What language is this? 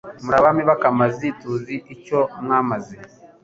Kinyarwanda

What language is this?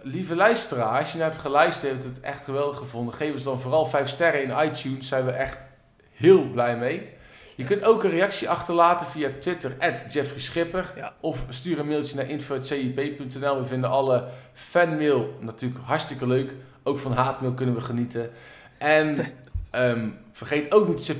Dutch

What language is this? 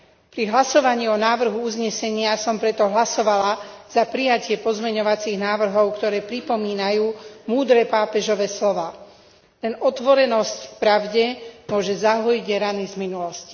Slovak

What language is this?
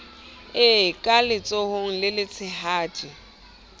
Southern Sotho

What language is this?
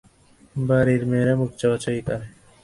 Bangla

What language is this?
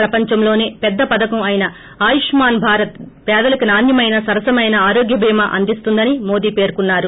Telugu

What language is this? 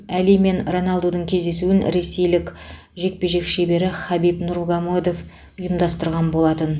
Kazakh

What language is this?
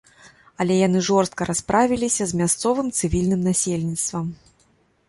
Belarusian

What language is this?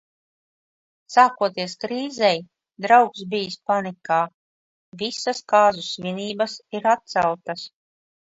Latvian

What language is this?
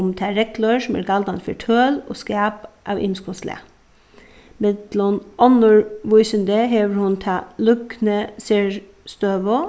Faroese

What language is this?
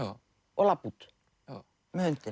Icelandic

